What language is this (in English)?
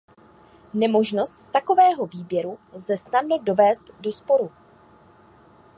Czech